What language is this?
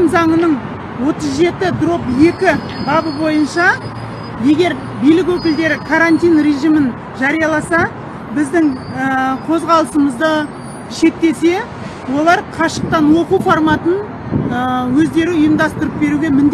Kazakh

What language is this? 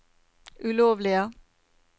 Norwegian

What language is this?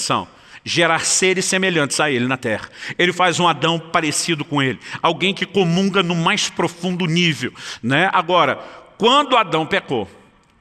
Portuguese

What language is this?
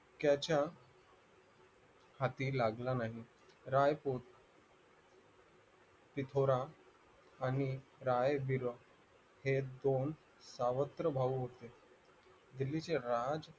Marathi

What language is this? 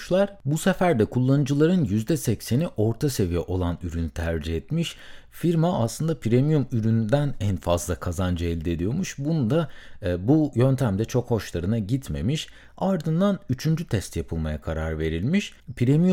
Turkish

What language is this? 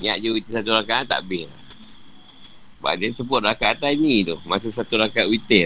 Malay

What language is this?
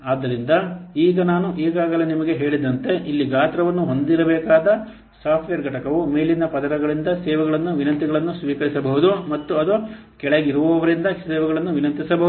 Kannada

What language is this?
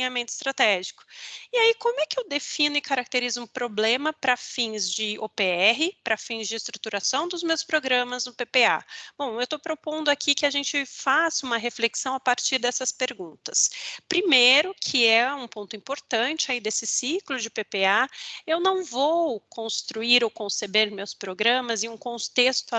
Portuguese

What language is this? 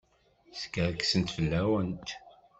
Kabyle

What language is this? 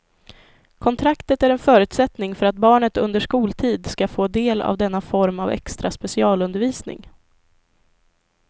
Swedish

